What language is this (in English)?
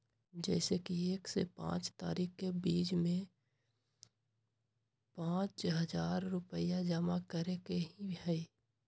Magahi